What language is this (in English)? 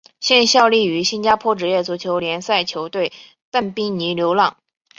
Chinese